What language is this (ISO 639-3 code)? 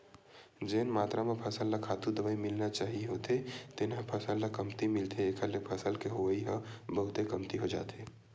hne